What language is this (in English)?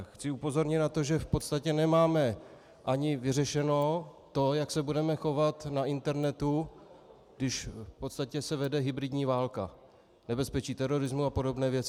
Czech